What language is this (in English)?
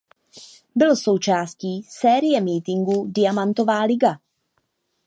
Czech